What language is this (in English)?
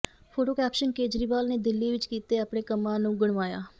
Punjabi